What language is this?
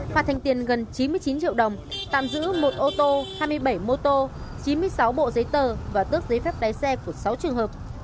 Vietnamese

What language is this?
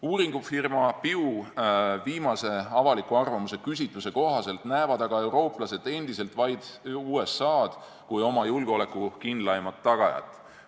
Estonian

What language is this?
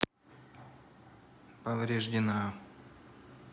Russian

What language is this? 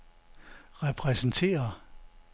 Danish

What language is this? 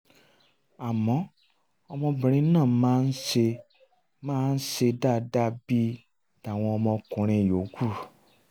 Yoruba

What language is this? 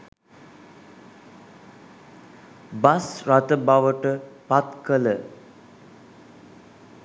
Sinhala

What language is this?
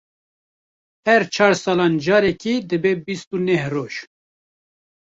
Kurdish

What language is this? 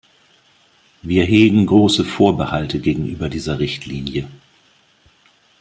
German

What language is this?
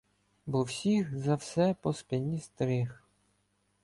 Ukrainian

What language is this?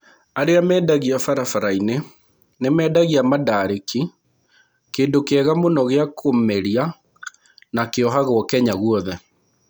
Kikuyu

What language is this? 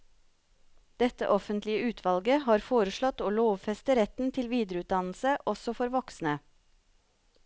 Norwegian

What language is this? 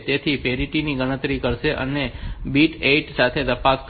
Gujarati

